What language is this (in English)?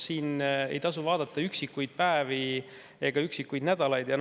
Estonian